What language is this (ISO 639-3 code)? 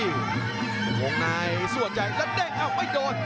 tha